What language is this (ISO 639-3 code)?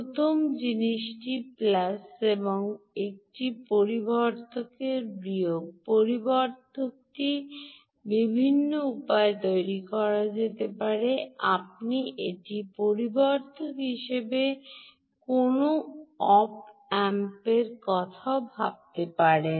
ben